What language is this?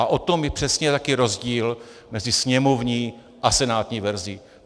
Czech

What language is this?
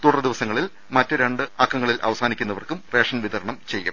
Malayalam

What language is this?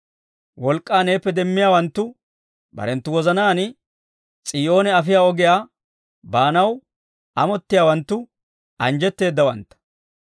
Dawro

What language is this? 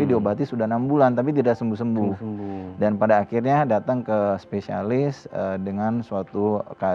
Indonesian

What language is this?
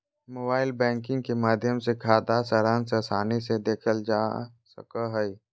Magahi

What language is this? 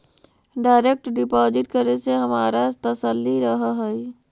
Magahi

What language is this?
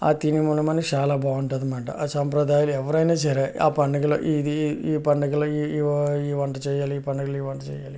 Telugu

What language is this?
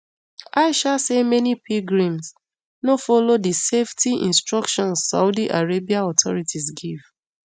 Nigerian Pidgin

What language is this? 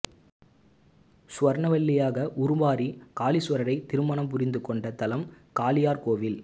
Tamil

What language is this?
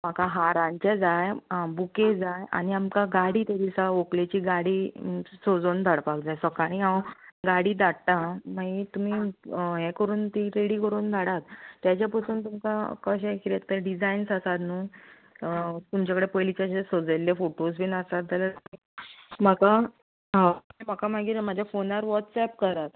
Konkani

